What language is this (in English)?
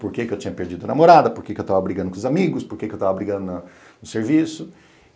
Portuguese